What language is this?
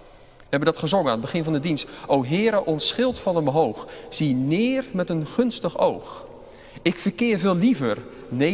Dutch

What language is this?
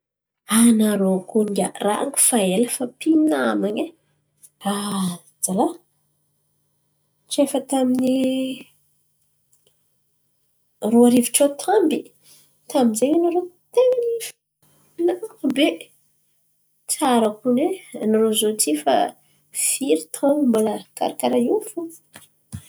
Antankarana Malagasy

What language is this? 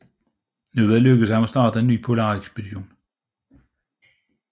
Danish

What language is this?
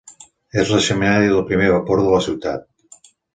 Catalan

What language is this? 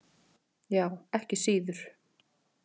Icelandic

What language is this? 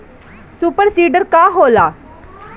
Bhojpuri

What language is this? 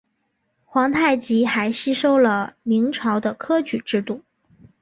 Chinese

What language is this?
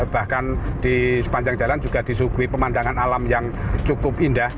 Indonesian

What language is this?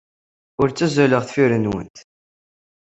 Kabyle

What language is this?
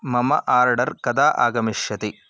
Sanskrit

